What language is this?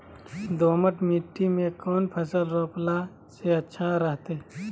Magahi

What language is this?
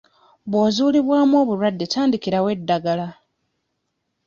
Ganda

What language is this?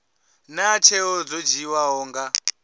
Venda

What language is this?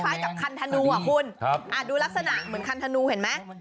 Thai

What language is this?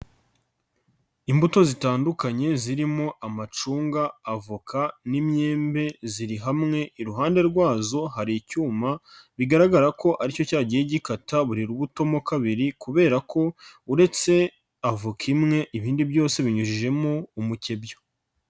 Kinyarwanda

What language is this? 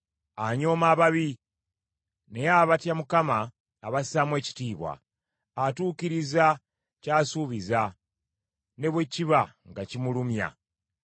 Ganda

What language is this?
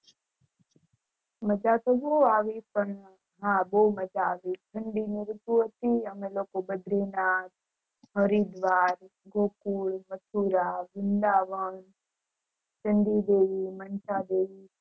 Gujarati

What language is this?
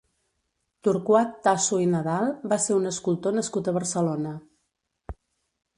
Catalan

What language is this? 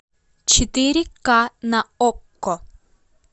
Russian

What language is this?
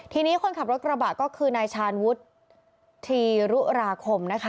Thai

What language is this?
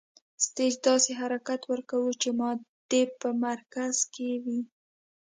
Pashto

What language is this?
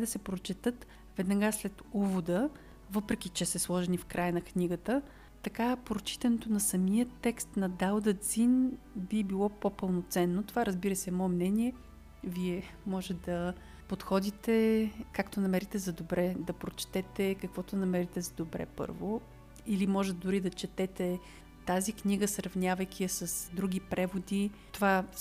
Bulgarian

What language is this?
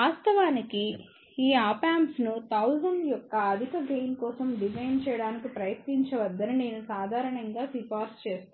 Telugu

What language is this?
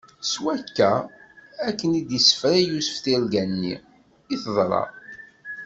Kabyle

